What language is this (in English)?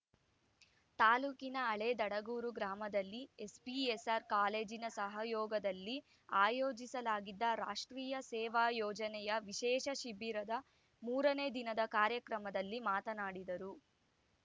Kannada